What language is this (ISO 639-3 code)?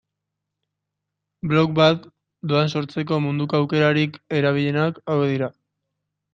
eus